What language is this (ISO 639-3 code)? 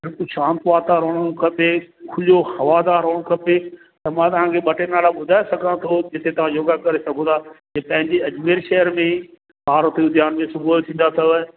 snd